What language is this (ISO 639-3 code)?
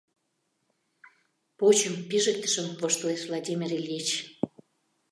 chm